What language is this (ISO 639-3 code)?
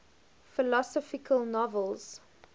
eng